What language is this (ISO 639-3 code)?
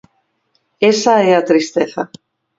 glg